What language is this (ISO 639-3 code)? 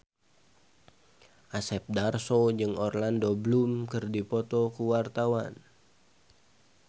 sun